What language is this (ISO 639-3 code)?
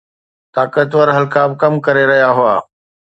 snd